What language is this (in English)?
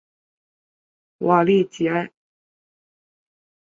Chinese